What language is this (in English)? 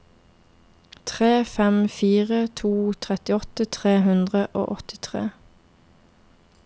Norwegian